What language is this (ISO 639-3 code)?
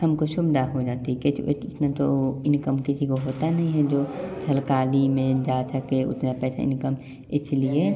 hin